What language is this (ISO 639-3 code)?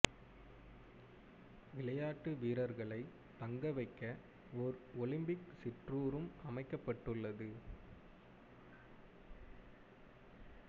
tam